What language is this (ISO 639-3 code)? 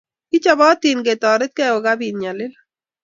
kln